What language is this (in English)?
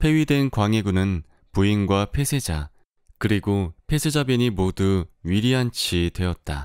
Korean